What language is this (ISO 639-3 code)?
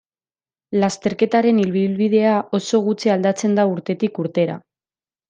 eus